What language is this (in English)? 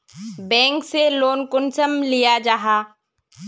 Magahi